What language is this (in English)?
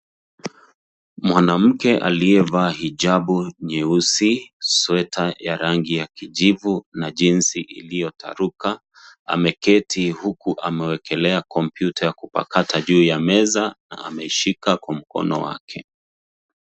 Swahili